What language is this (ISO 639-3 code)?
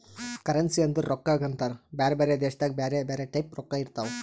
kan